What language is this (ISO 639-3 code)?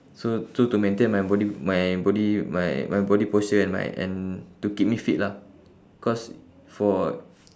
eng